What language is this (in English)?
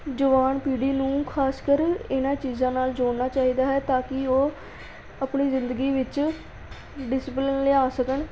Punjabi